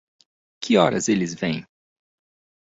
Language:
Portuguese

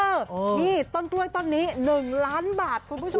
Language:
Thai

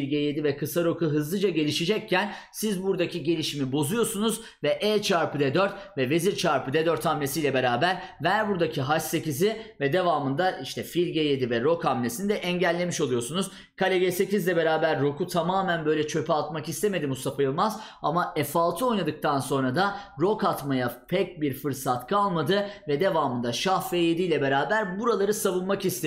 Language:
Turkish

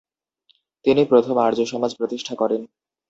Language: Bangla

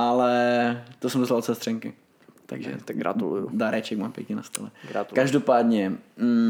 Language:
Czech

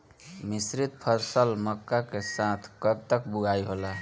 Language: Bhojpuri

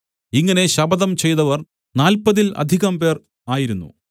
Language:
Malayalam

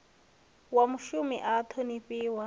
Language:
Venda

